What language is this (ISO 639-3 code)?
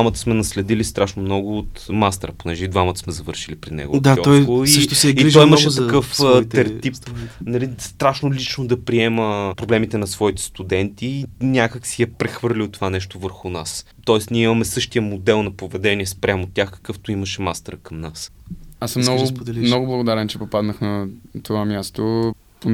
bul